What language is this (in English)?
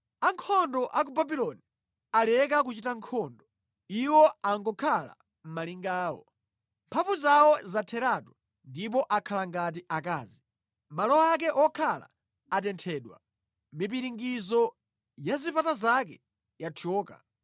Nyanja